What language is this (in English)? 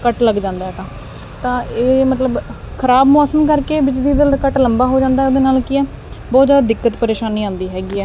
Punjabi